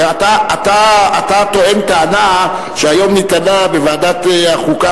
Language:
Hebrew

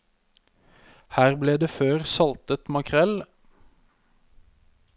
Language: Norwegian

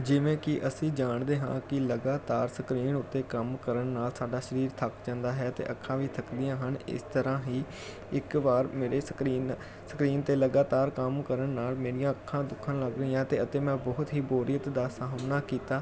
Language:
Punjabi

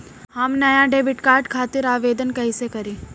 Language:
Bhojpuri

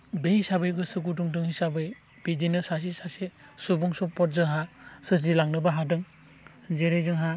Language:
Bodo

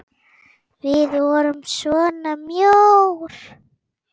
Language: Icelandic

